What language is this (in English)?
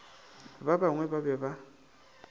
Northern Sotho